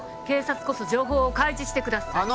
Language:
Japanese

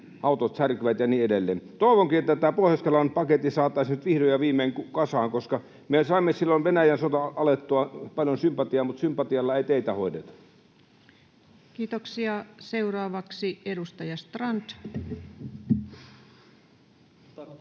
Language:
Finnish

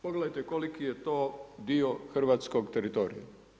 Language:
Croatian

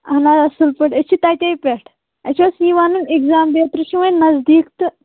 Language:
Kashmiri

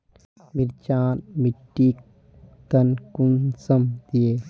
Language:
Magahi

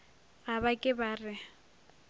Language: Northern Sotho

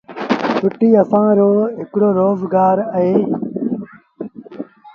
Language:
Sindhi Bhil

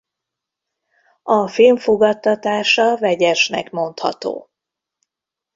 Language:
Hungarian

